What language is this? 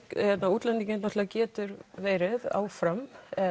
Icelandic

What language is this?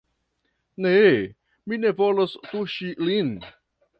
Esperanto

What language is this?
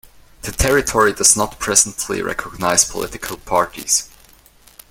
English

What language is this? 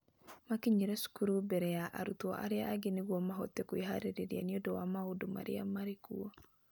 Kikuyu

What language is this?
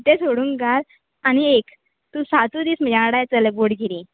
Konkani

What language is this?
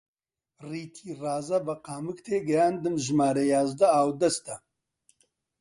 Central Kurdish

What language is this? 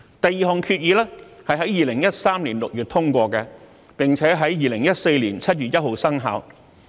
Cantonese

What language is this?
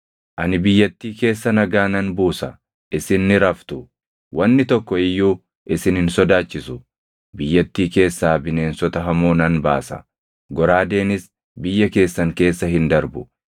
Oromo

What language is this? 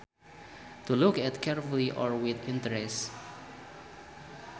Sundanese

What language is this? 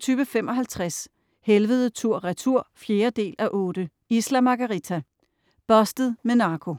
Danish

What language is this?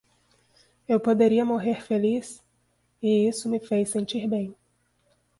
Portuguese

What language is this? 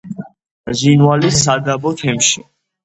Georgian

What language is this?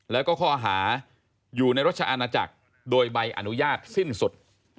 Thai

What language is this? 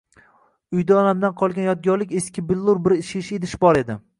Uzbek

